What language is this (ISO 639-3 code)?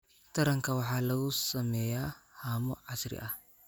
som